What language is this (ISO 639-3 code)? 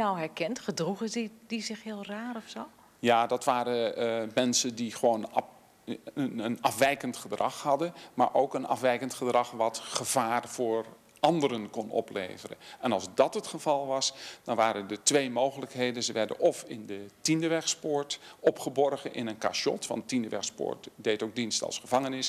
nld